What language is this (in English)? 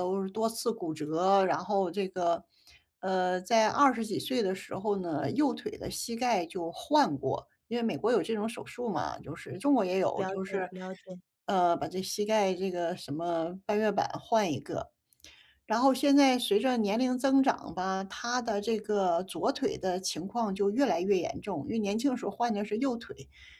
Chinese